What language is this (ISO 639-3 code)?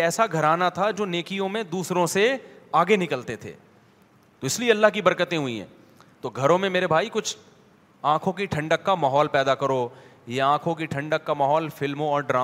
urd